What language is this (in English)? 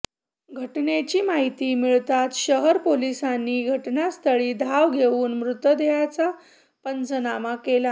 Marathi